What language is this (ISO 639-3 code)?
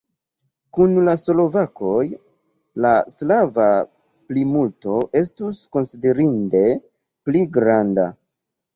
epo